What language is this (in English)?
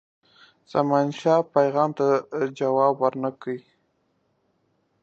Pashto